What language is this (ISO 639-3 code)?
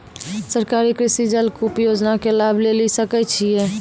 mai